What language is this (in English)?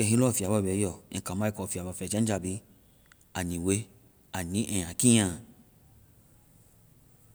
Vai